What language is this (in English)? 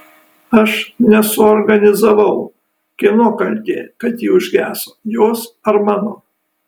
Lithuanian